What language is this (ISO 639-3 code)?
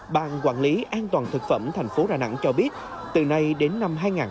vie